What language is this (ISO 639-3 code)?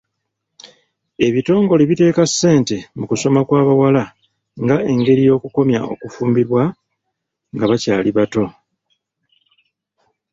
lug